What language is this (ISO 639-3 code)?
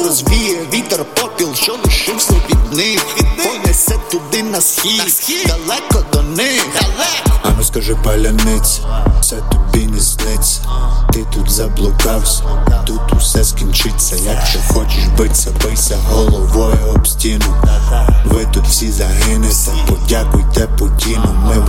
ukr